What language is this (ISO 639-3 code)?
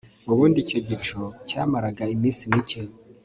kin